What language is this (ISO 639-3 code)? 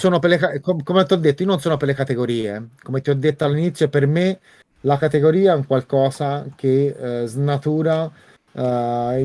ita